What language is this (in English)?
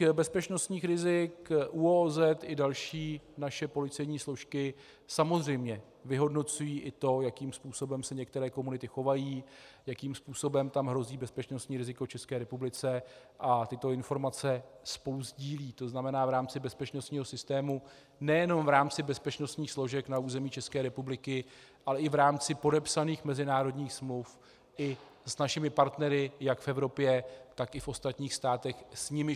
Czech